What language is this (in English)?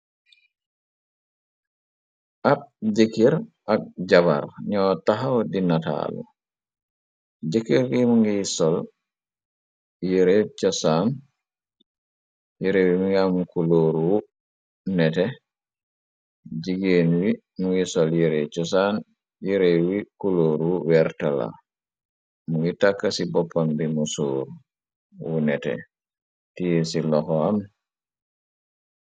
Wolof